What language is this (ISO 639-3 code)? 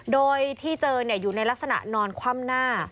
tha